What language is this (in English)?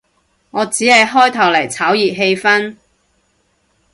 Cantonese